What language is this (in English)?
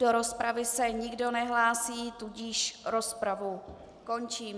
Czech